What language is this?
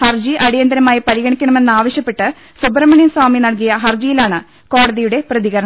Malayalam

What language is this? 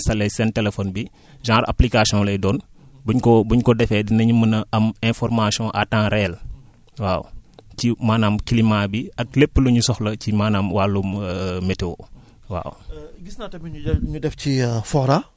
Wolof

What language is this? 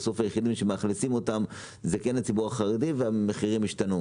Hebrew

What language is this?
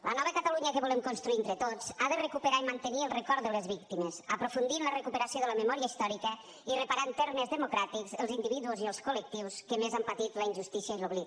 Catalan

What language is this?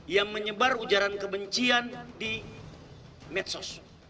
Indonesian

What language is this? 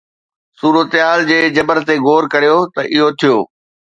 Sindhi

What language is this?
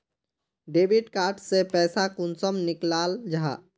Magahi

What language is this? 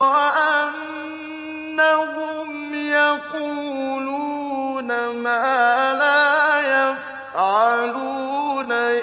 Arabic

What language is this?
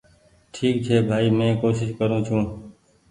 Goaria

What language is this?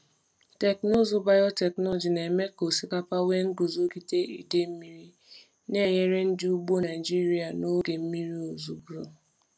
Igbo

